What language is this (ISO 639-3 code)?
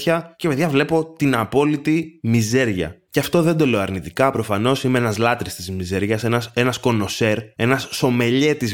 ell